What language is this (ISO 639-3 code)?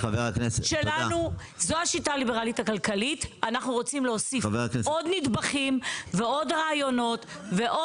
heb